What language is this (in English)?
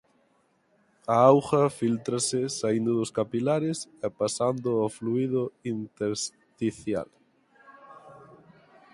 Galician